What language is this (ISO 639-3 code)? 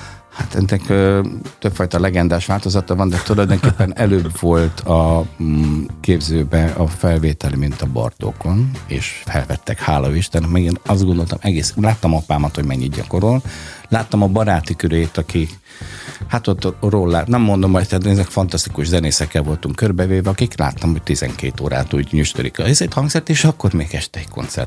hun